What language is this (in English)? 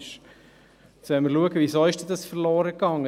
Swiss German